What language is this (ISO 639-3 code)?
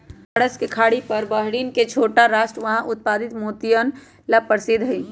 mag